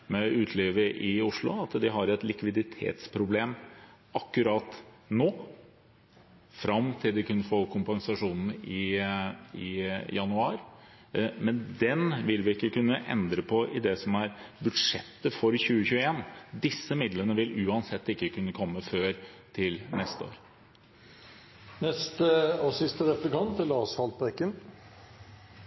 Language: Norwegian Bokmål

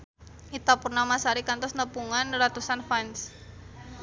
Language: Sundanese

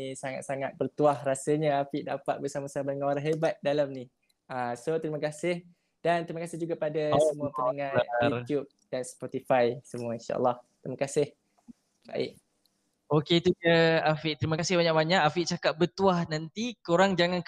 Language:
Malay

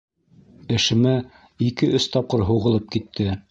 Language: Bashkir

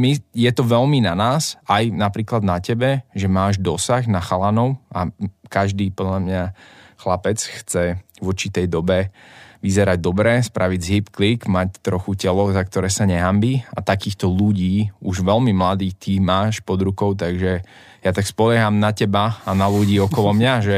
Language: Slovak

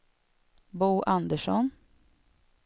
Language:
Swedish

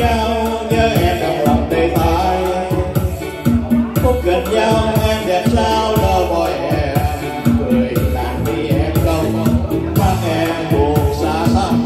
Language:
Vietnamese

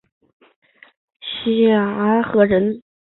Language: Chinese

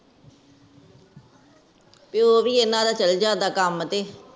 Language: Punjabi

